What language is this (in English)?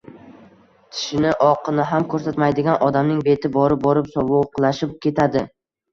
Uzbek